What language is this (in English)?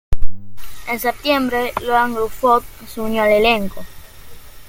Spanish